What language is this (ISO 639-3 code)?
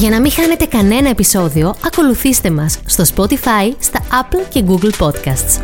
ell